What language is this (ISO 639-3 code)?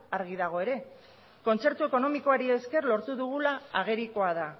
eus